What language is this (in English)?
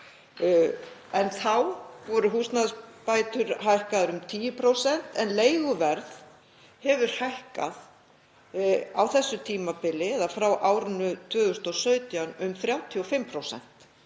Icelandic